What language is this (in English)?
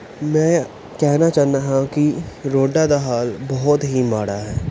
Punjabi